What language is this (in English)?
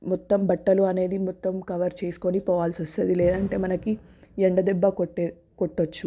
Telugu